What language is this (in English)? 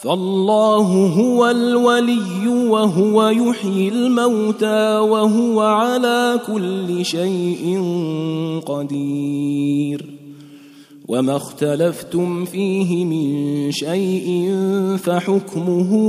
Arabic